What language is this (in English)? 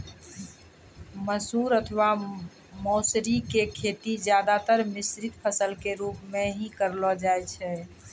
Maithili